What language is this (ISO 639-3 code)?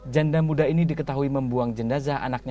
ind